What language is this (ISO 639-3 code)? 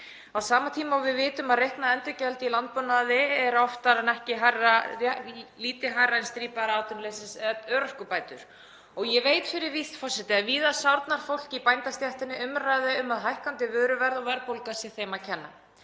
isl